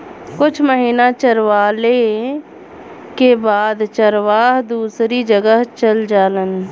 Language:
Bhojpuri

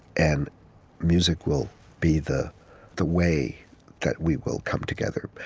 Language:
English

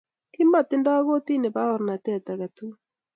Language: Kalenjin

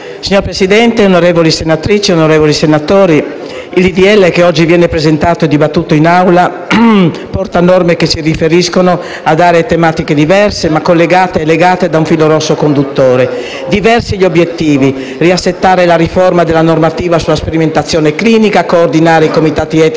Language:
Italian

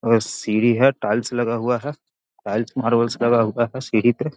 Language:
Magahi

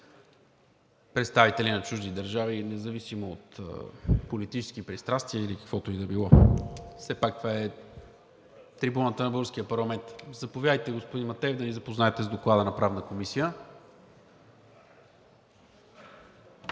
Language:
Bulgarian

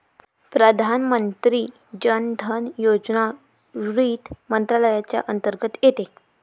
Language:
Marathi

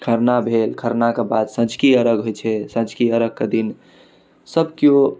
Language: Maithili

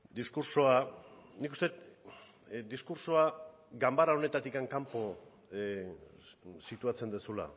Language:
Basque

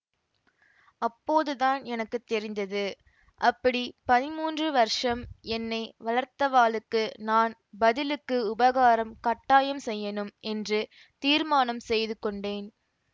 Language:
Tamil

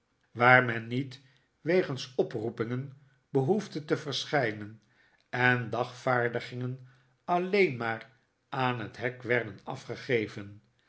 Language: Dutch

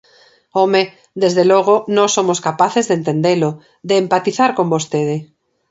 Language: Galician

